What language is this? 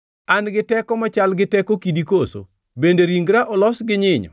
Luo (Kenya and Tanzania)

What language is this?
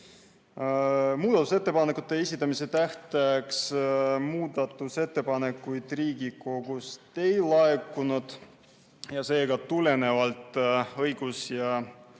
Estonian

